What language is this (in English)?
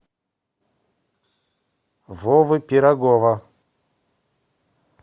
Russian